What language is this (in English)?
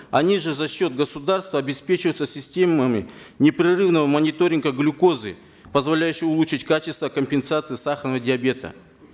Kazakh